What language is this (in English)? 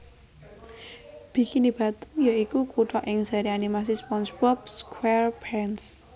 Javanese